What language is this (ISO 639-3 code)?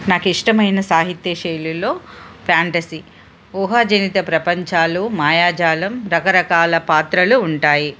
tel